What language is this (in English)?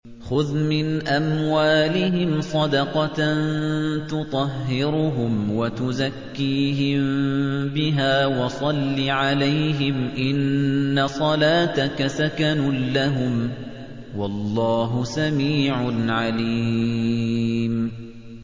Arabic